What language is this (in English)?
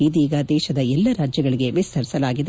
Kannada